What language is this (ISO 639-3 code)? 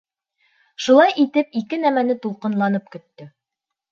bak